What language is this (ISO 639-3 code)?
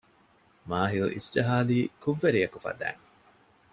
div